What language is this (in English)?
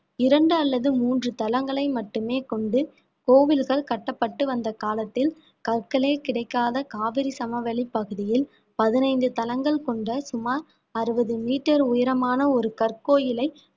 Tamil